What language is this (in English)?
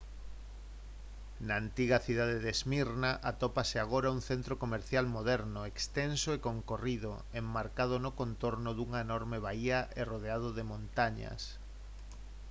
Galician